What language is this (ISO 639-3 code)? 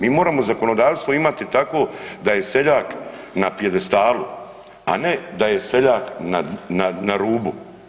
hrv